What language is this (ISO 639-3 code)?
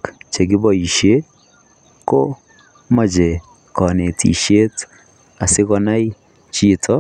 kln